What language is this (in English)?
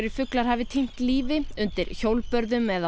Icelandic